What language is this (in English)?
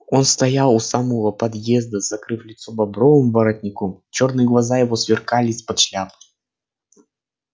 Russian